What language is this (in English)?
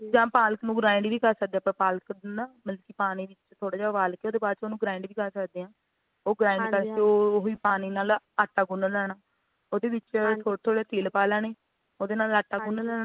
Punjabi